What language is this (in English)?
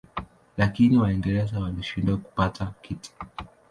Swahili